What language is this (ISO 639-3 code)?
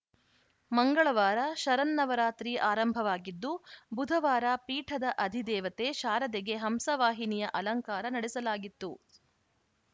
kan